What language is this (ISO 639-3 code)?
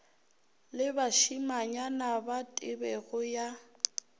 nso